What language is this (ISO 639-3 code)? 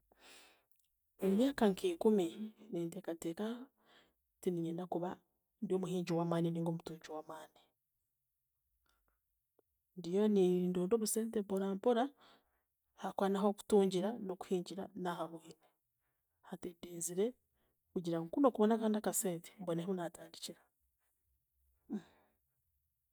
cgg